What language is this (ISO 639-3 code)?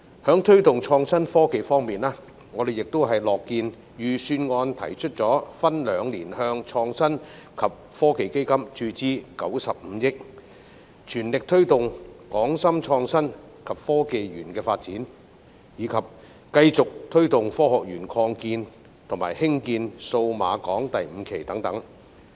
yue